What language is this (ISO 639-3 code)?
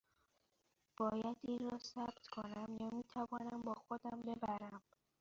fas